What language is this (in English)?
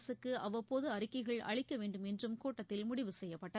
Tamil